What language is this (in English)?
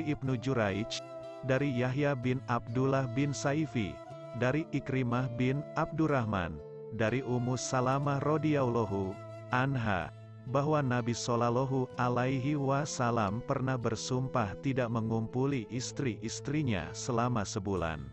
Indonesian